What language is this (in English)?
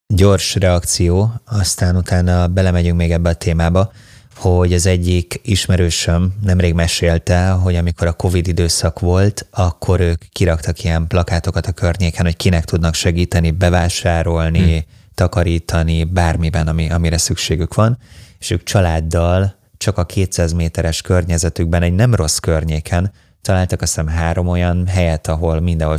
Hungarian